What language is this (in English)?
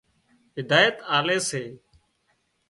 Wadiyara Koli